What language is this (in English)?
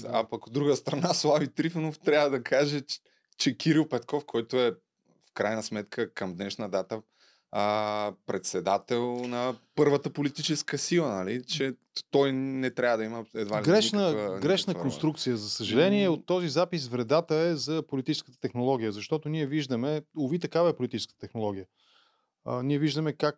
Bulgarian